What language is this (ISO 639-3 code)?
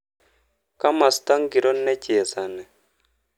kln